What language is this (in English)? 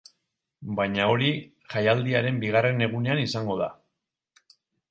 Basque